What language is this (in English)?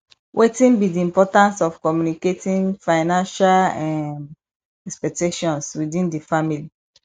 Nigerian Pidgin